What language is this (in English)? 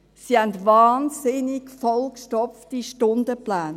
Swiss German